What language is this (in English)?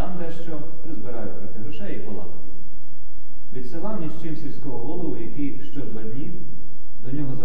Ukrainian